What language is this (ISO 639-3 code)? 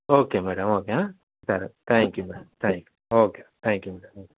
tel